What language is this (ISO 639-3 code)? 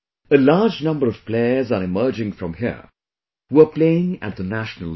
eng